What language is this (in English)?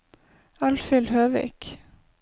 Norwegian